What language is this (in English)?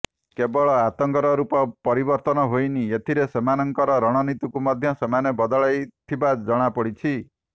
Odia